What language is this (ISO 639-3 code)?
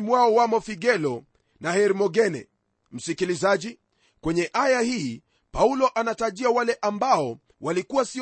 swa